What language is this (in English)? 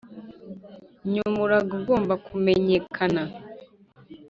Kinyarwanda